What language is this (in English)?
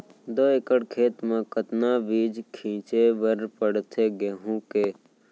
Chhattisgarhi